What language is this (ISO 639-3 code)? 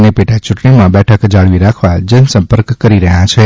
guj